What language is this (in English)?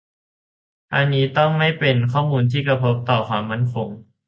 Thai